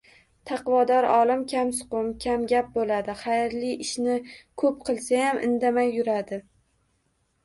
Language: Uzbek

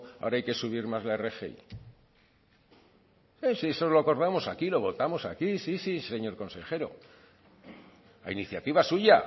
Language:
Spanish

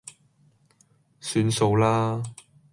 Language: Cantonese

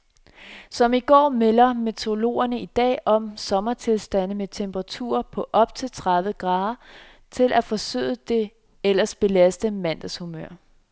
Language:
Danish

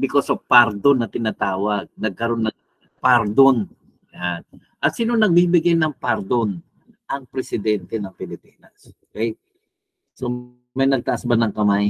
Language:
Filipino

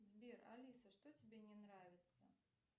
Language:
Russian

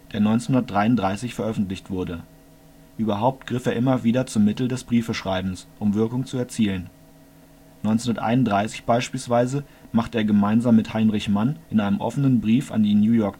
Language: German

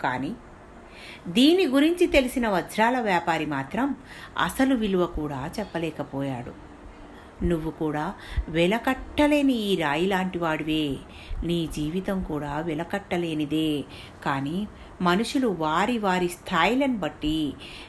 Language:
Telugu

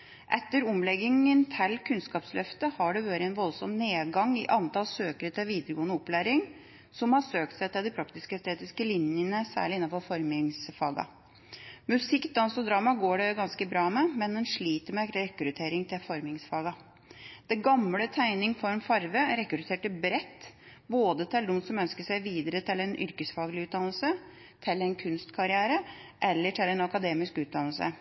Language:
Norwegian Bokmål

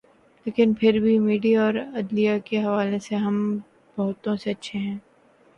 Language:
Urdu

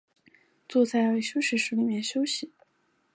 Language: Chinese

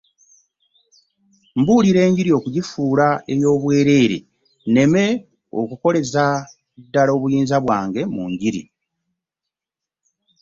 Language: Ganda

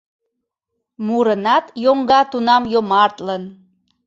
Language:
Mari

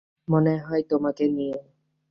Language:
Bangla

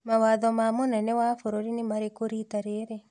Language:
Kikuyu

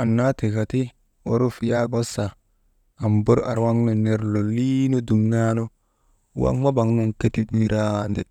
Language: Maba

